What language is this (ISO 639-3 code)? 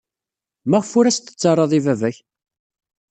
kab